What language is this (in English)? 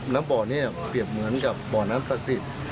Thai